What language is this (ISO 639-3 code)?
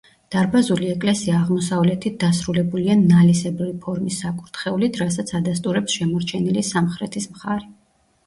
kat